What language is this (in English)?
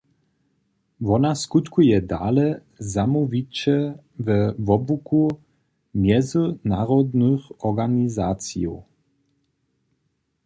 Upper Sorbian